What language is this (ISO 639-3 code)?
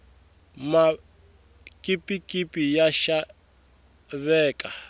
tso